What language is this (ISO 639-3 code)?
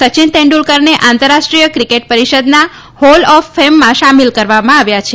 guj